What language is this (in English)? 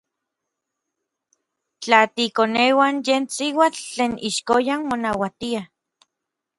Orizaba Nahuatl